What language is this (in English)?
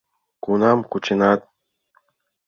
Mari